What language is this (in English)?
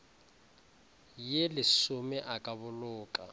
Northern Sotho